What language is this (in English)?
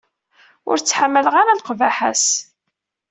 Kabyle